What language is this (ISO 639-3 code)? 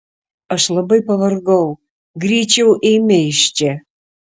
lit